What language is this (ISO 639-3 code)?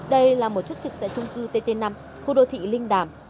vie